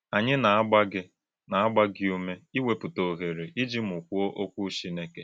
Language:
Igbo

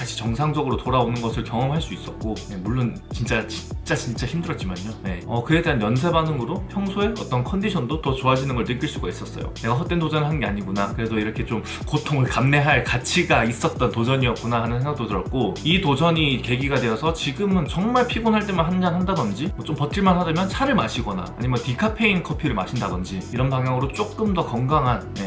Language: Korean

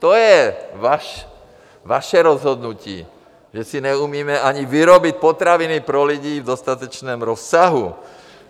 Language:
Czech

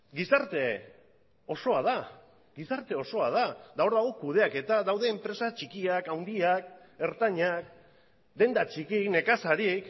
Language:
Basque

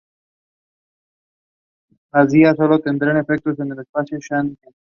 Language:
Spanish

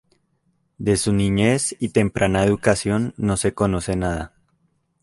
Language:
Spanish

